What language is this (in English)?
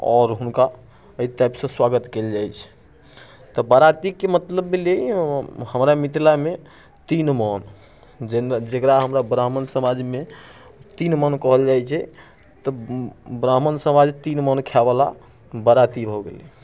Maithili